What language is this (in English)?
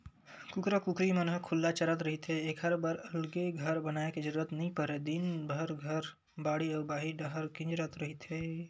Chhattisgarhi